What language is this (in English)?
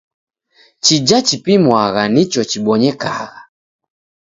Taita